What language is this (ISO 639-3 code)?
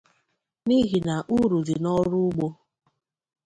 ibo